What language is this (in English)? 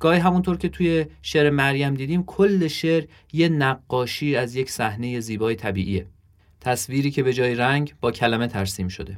Persian